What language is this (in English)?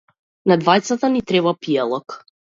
Macedonian